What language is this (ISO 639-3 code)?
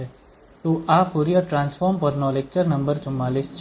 guj